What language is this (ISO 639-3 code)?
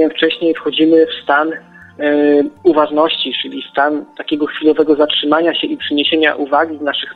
pol